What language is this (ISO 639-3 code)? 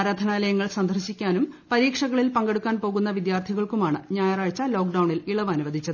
mal